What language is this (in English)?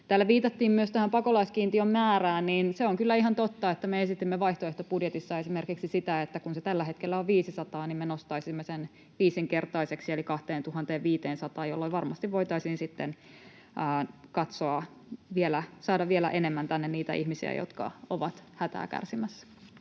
Finnish